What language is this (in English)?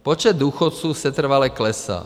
Czech